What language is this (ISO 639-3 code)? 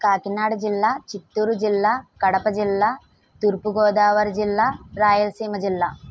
tel